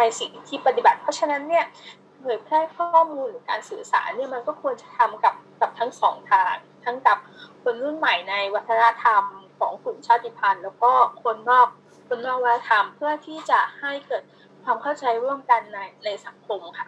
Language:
Thai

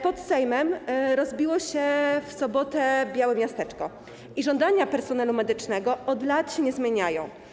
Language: Polish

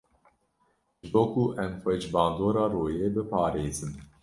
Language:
Kurdish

